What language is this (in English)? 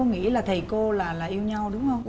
Vietnamese